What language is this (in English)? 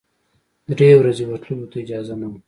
Pashto